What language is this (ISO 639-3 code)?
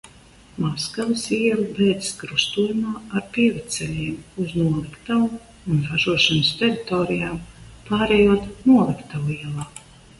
lav